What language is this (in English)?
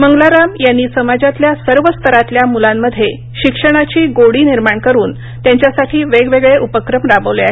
Marathi